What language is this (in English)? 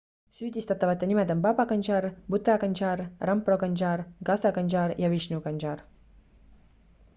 Estonian